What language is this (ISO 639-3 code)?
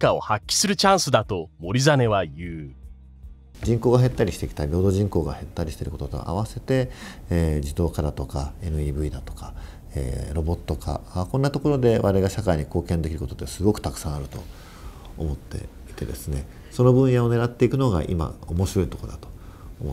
jpn